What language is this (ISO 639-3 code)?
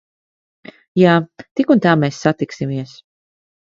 lav